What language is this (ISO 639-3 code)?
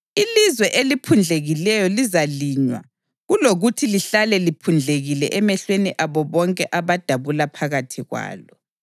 nde